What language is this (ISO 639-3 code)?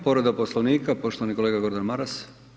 hrv